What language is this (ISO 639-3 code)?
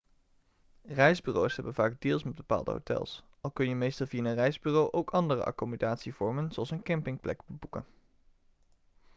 nld